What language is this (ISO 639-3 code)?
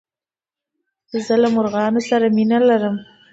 pus